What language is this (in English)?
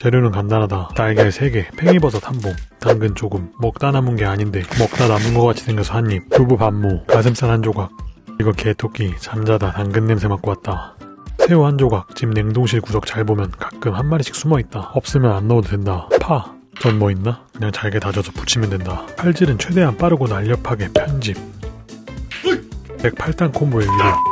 Korean